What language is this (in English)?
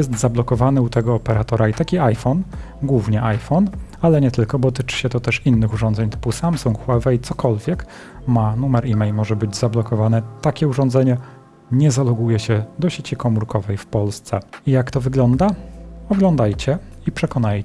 Polish